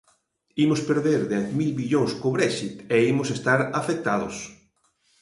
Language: Galician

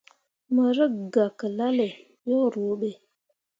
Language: Mundang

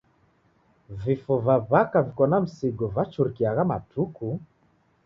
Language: Taita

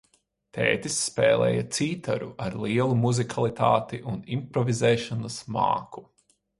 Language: Latvian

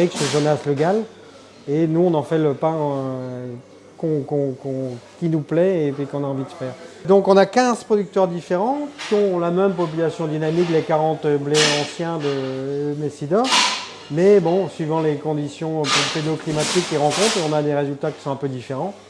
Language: French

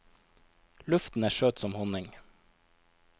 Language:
Norwegian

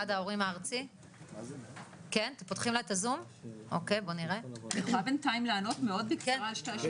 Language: Hebrew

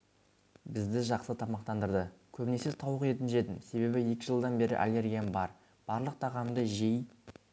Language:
Kazakh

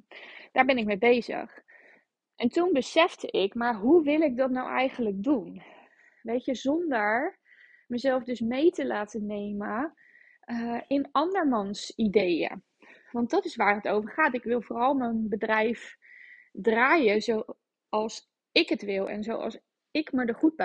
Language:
Dutch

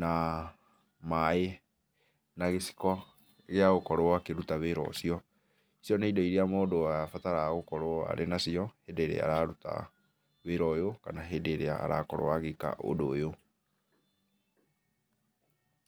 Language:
Kikuyu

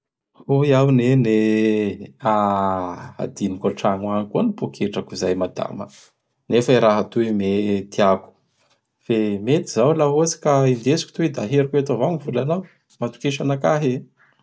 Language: Bara Malagasy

